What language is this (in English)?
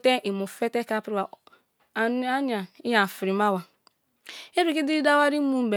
Kalabari